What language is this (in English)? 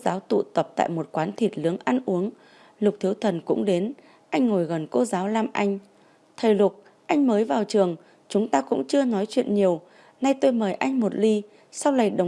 Vietnamese